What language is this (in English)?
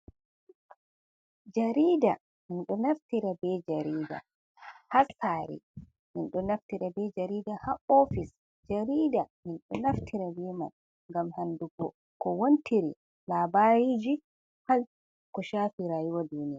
Fula